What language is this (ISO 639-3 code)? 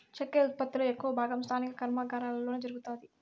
tel